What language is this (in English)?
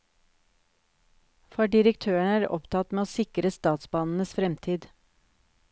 Norwegian